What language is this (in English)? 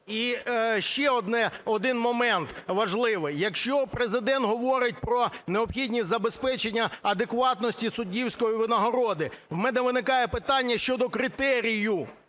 Ukrainian